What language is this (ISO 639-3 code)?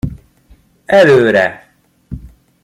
hun